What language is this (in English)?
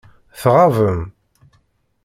Kabyle